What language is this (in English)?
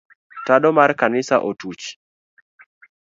Luo (Kenya and Tanzania)